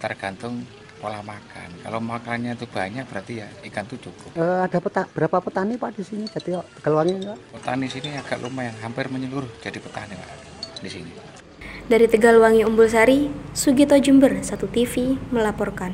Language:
Indonesian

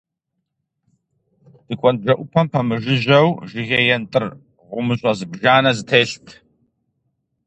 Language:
Kabardian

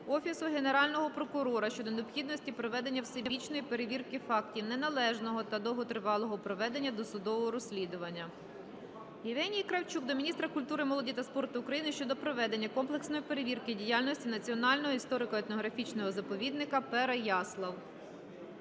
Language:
Ukrainian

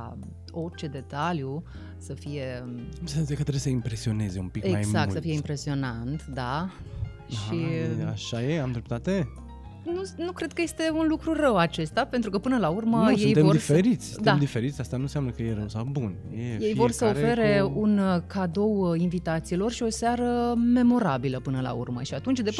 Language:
Romanian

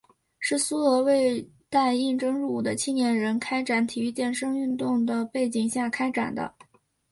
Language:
Chinese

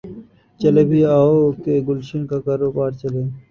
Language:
Urdu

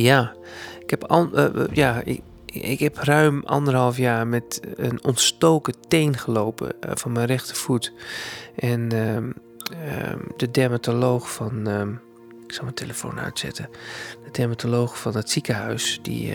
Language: Dutch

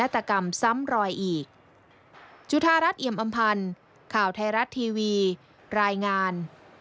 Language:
Thai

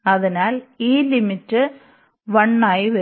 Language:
Malayalam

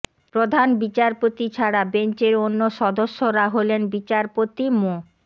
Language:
Bangla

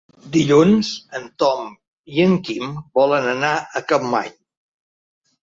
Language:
Catalan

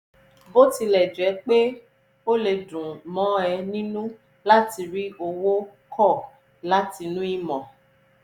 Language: Yoruba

